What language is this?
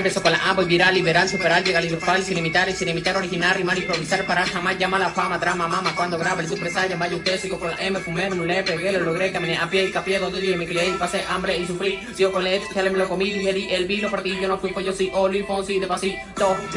Spanish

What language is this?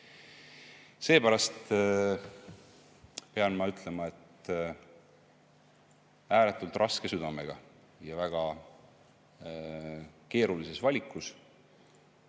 Estonian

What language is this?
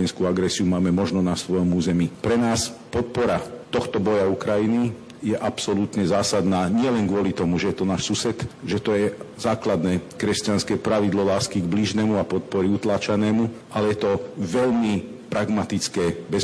Slovak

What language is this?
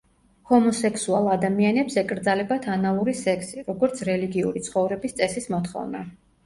Georgian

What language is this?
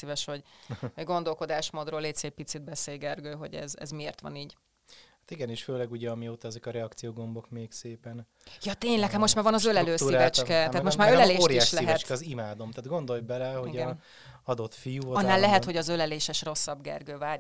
Hungarian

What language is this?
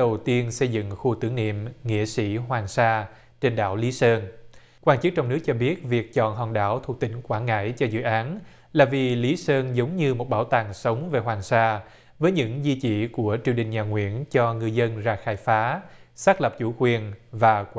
Vietnamese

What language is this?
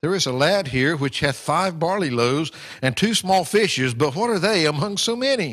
English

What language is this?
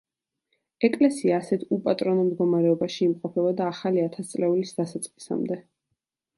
Georgian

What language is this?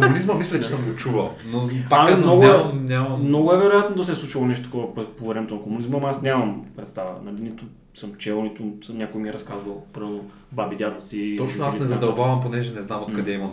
Bulgarian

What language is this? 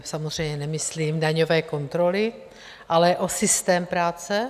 Czech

